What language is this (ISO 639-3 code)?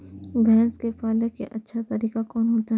mai